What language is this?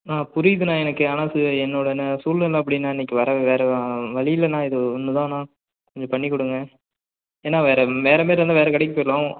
Tamil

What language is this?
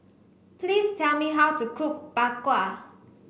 English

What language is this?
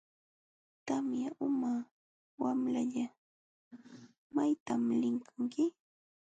Jauja Wanca Quechua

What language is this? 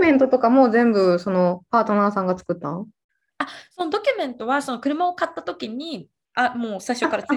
Japanese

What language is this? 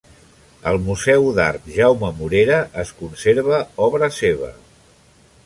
Catalan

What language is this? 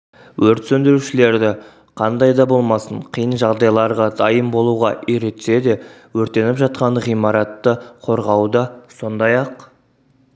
Kazakh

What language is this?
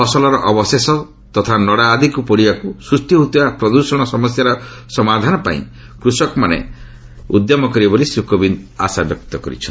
Odia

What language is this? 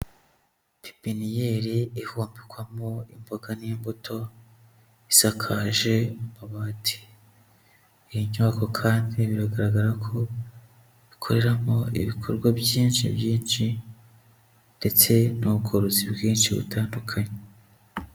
Kinyarwanda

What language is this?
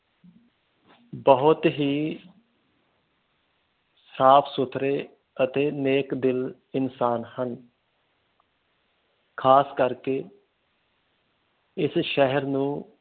Punjabi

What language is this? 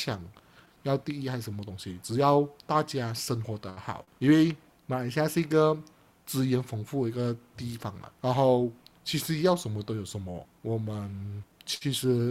Chinese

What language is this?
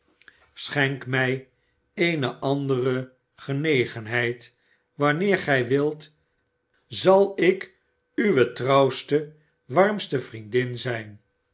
Dutch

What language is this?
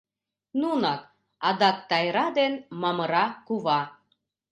Mari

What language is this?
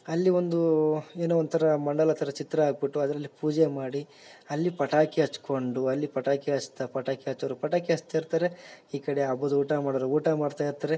Kannada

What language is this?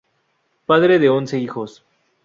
Spanish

